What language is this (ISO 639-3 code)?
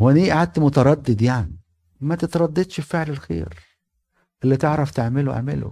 ara